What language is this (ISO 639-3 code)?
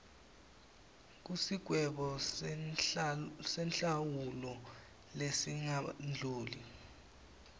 ssw